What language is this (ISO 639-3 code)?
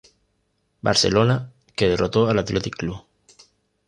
spa